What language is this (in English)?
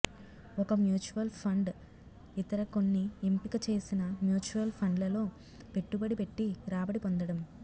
Telugu